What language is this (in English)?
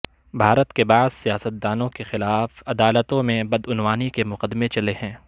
Urdu